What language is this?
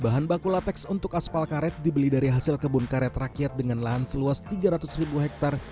Indonesian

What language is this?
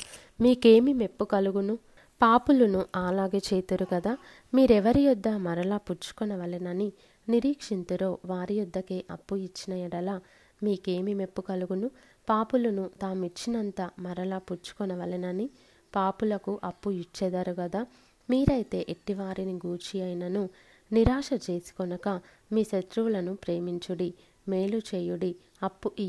Telugu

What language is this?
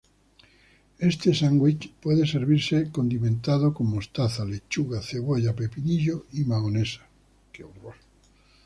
Spanish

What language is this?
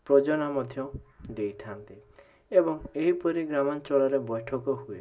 Odia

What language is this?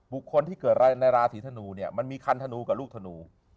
Thai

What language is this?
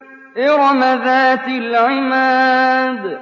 Arabic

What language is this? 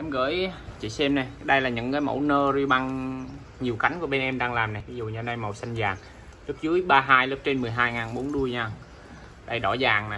Vietnamese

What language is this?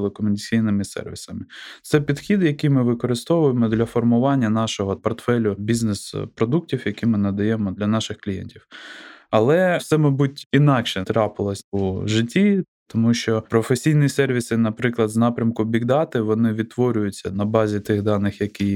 Ukrainian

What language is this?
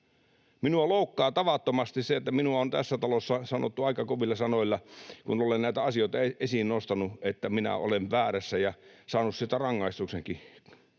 Finnish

